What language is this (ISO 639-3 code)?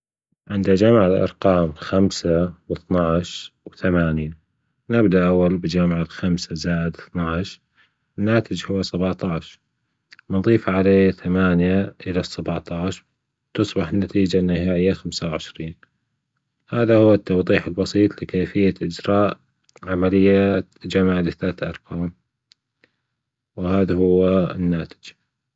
afb